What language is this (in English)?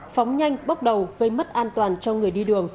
Vietnamese